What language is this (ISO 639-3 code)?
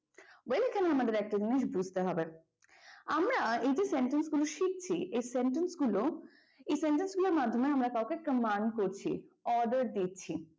ben